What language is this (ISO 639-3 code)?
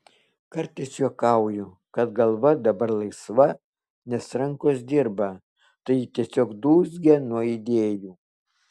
lit